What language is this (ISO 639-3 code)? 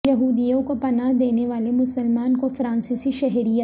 urd